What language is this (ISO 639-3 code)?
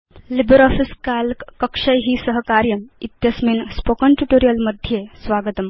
san